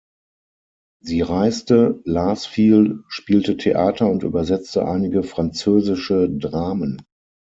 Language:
German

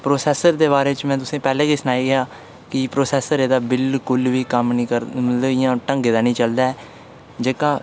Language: Dogri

